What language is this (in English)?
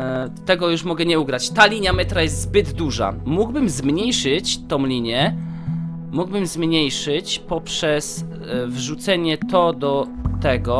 Polish